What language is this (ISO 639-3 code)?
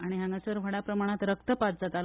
kok